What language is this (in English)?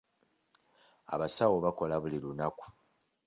Ganda